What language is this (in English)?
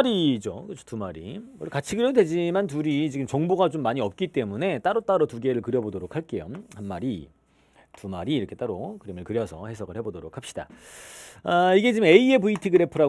Korean